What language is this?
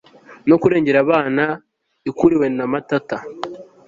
Kinyarwanda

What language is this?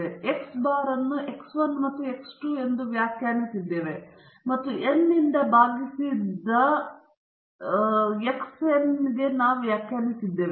Kannada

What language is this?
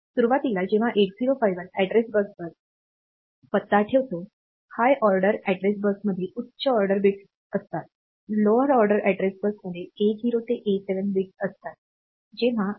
Marathi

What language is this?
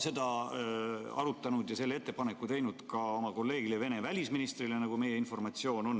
Estonian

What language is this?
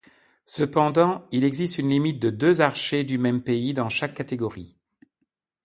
French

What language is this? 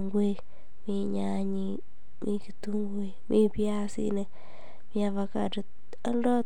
Kalenjin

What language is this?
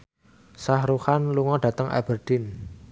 Javanese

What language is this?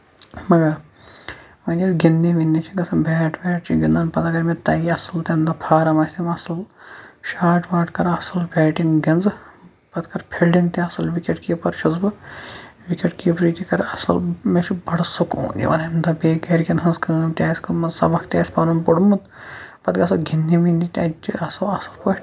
Kashmiri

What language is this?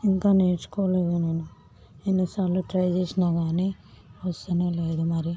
Telugu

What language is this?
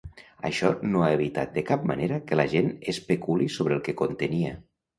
Catalan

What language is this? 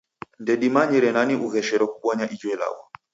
Taita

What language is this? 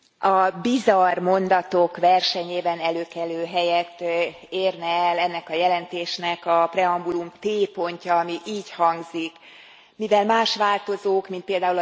Hungarian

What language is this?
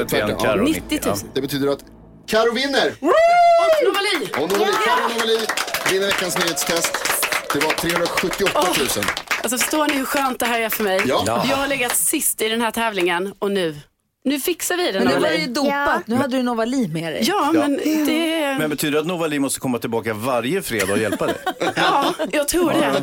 Swedish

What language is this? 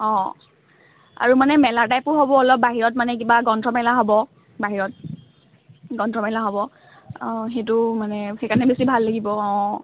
Assamese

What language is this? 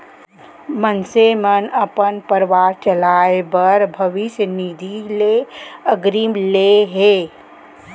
Chhattisgarhi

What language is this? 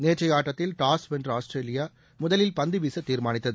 Tamil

